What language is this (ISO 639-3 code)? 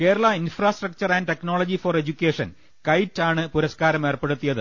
mal